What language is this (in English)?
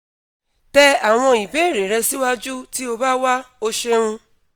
Yoruba